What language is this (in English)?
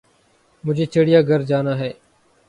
Urdu